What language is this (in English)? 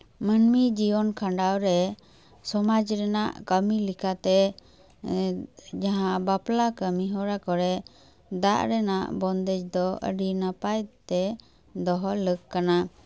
Santali